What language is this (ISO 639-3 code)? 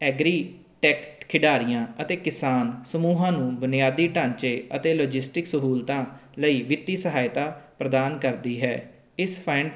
pan